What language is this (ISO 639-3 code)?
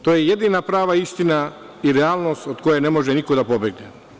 srp